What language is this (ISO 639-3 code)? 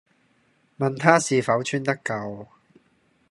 yue